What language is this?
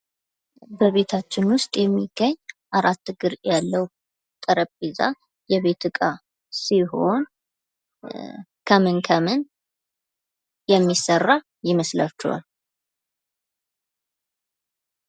Amharic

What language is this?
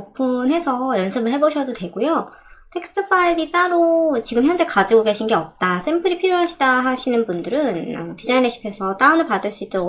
Korean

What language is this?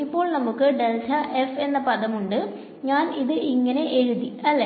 Malayalam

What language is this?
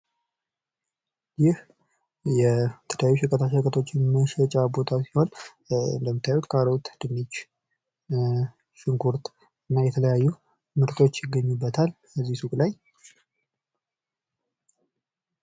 Amharic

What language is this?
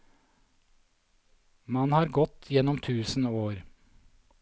Norwegian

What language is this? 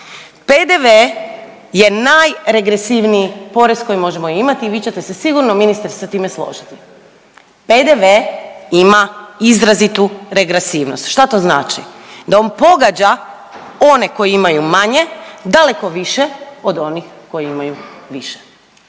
Croatian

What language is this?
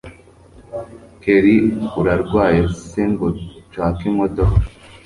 Kinyarwanda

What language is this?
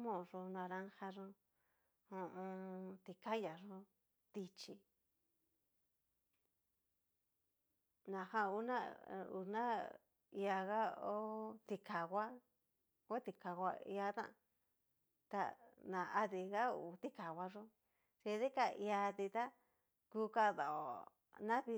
Cacaloxtepec Mixtec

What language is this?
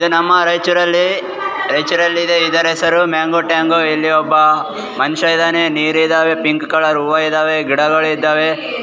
Kannada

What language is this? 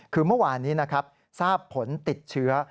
Thai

